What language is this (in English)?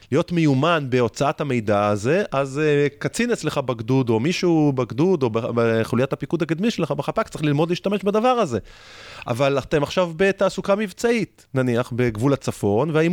Hebrew